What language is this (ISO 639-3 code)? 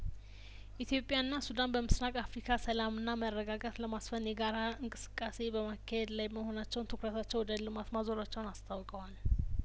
amh